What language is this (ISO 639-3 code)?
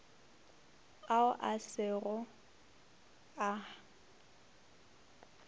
nso